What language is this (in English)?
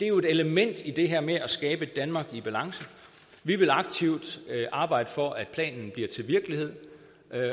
Danish